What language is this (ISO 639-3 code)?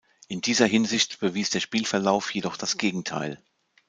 deu